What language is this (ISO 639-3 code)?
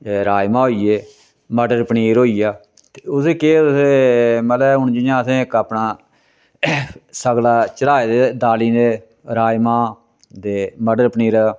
doi